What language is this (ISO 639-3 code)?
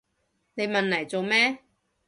yue